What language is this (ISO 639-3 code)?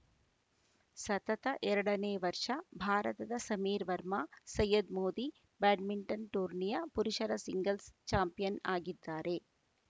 kan